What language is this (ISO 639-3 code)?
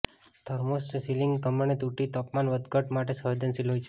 guj